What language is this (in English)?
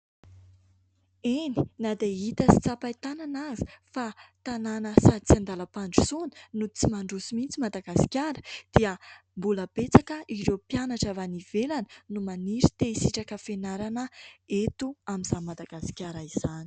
Malagasy